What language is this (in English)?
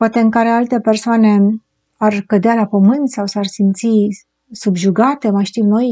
Romanian